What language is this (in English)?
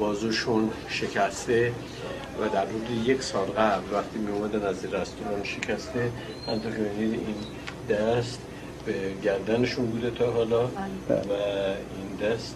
Persian